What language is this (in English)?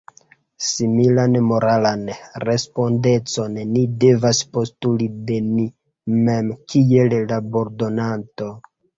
Esperanto